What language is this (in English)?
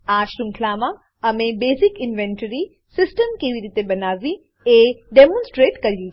Gujarati